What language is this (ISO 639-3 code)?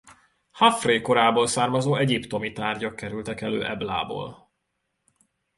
hun